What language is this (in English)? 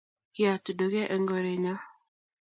Kalenjin